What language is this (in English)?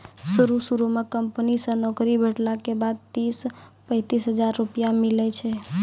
Maithili